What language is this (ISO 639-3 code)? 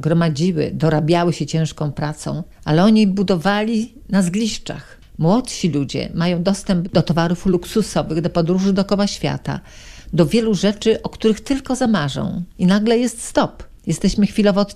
pol